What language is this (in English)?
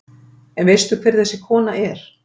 Icelandic